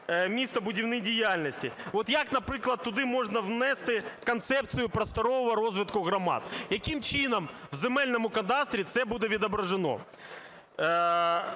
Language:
Ukrainian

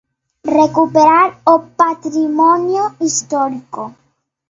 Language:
Galician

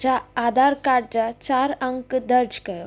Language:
Sindhi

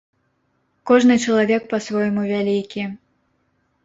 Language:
Belarusian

